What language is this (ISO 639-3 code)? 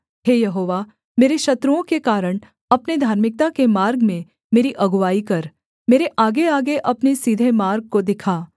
hin